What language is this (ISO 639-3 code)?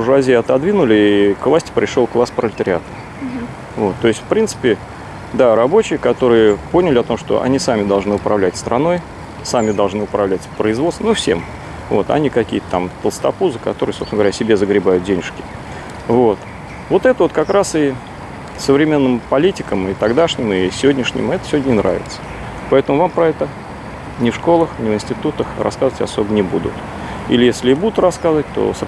rus